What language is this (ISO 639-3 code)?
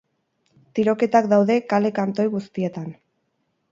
eus